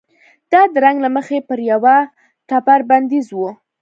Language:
Pashto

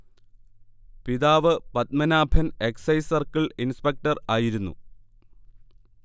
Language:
Malayalam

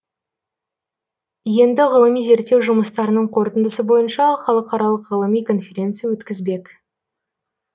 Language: Kazakh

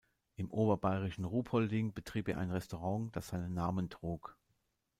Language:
German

